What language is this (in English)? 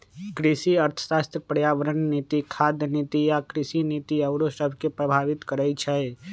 Magahi